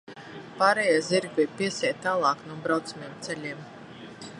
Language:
Latvian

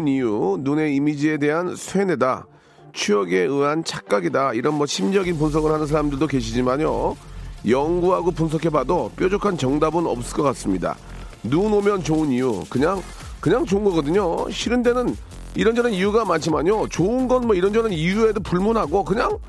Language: Korean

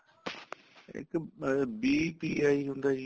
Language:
Punjabi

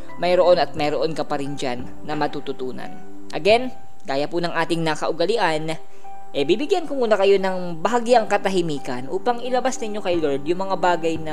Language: Filipino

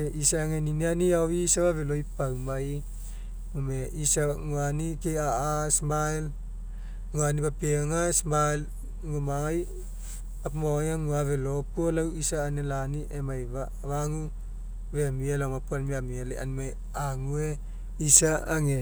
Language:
Mekeo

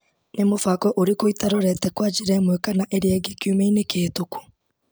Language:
Kikuyu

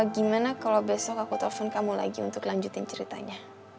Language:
Indonesian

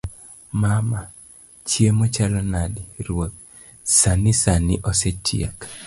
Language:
Luo (Kenya and Tanzania)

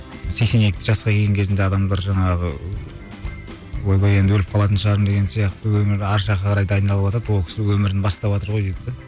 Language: Kazakh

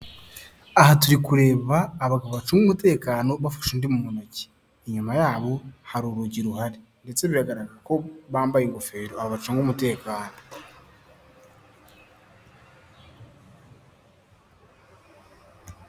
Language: Kinyarwanda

